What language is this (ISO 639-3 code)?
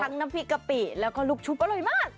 tha